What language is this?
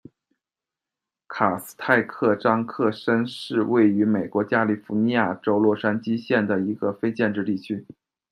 Chinese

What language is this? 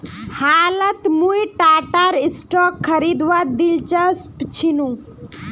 Magahi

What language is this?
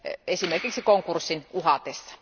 Finnish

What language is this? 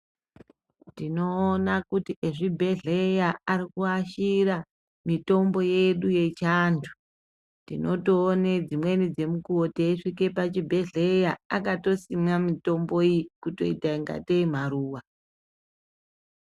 Ndau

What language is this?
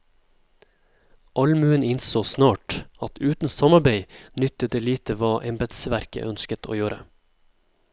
Norwegian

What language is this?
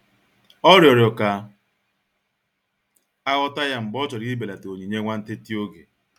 Igbo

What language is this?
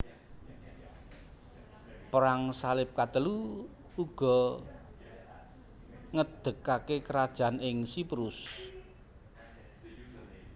Javanese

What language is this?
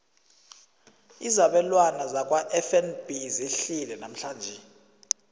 South Ndebele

